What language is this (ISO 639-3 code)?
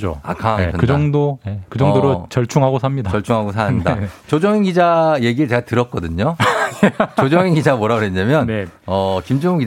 kor